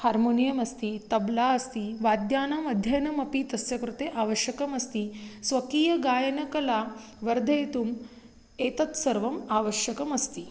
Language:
Sanskrit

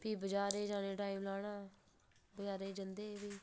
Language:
Dogri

